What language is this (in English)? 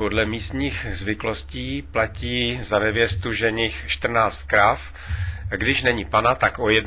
Czech